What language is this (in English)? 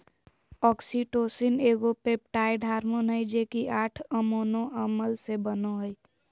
Magahi